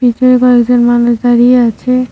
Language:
Bangla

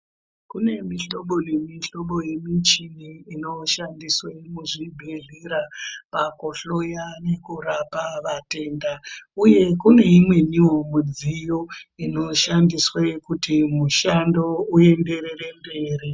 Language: Ndau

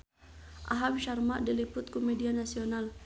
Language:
Sundanese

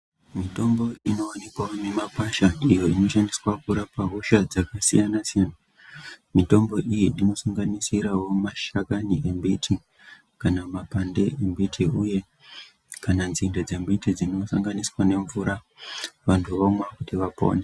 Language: Ndau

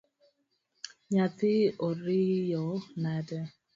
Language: Luo (Kenya and Tanzania)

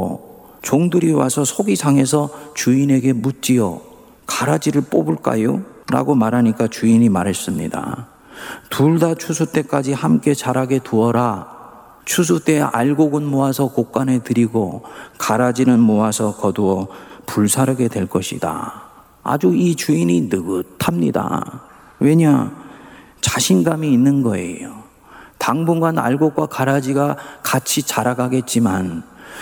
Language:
Korean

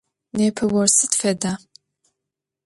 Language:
Adyghe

